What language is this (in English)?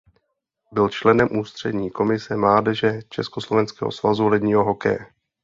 Czech